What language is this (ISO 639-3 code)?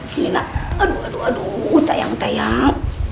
ind